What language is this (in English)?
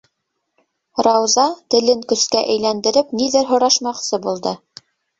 Bashkir